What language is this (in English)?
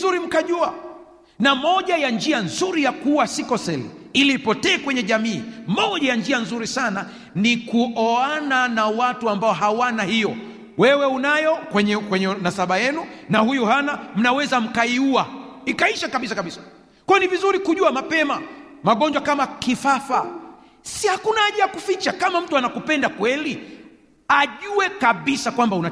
Swahili